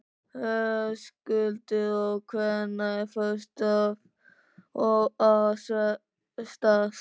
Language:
Icelandic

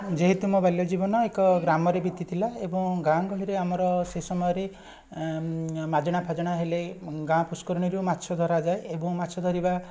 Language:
Odia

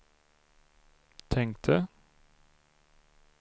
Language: Swedish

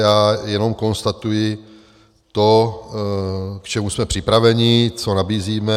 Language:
Czech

